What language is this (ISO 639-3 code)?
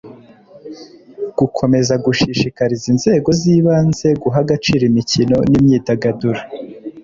kin